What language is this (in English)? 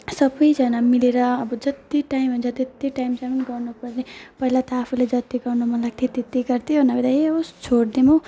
Nepali